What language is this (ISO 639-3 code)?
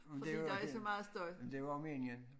dan